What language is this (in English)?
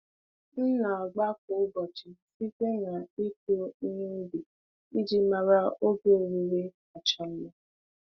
Igbo